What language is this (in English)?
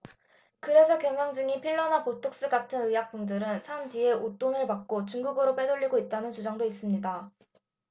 Korean